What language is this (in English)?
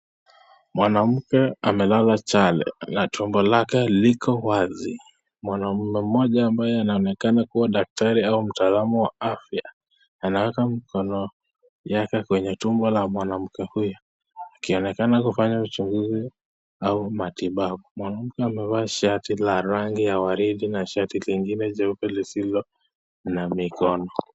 Swahili